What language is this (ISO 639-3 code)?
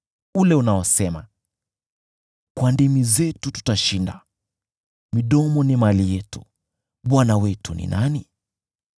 swa